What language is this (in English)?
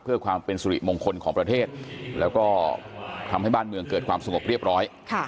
Thai